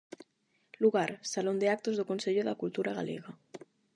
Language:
Galician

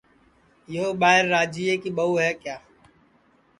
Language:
Sansi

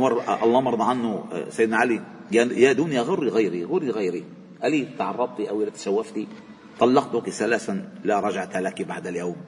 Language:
Arabic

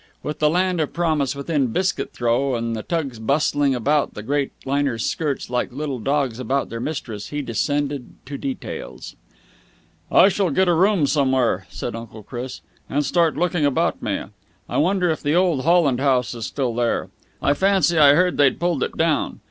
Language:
English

